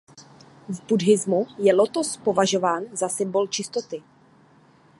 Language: Czech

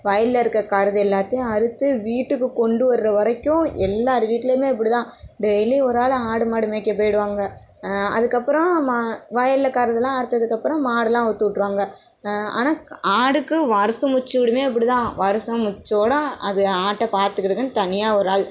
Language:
Tamil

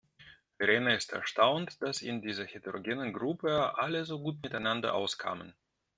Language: German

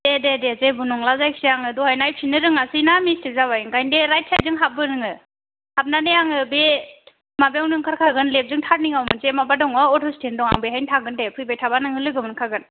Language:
Bodo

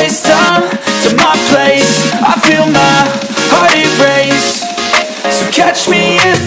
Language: English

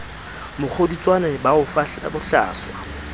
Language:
Southern Sotho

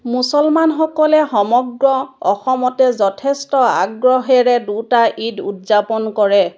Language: Assamese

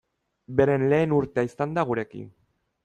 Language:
Basque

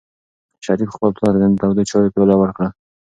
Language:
Pashto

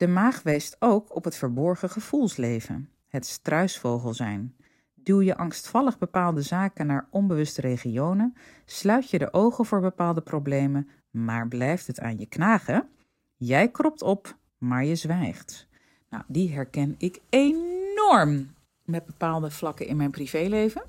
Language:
Dutch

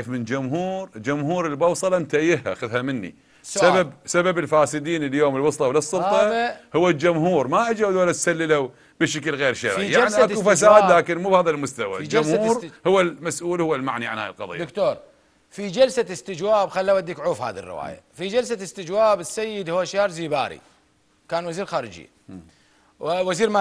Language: Arabic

